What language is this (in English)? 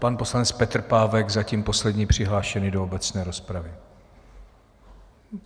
Czech